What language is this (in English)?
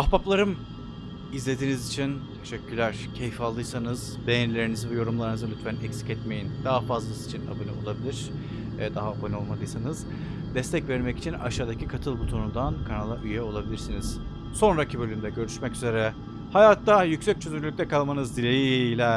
Turkish